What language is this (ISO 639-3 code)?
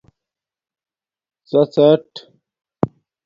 dmk